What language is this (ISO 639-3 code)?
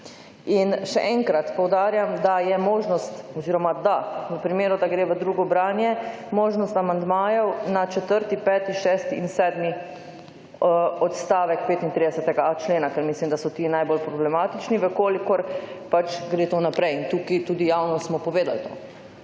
slv